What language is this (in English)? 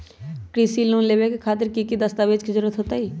Magahi